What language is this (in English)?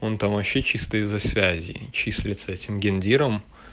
Russian